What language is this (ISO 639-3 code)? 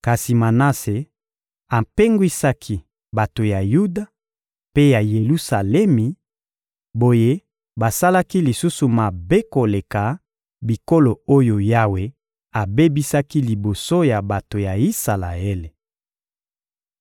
lin